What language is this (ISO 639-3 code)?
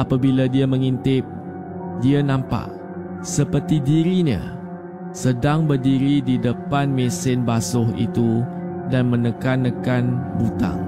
msa